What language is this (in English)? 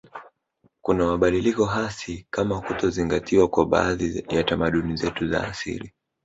Swahili